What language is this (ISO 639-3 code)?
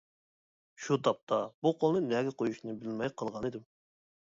uig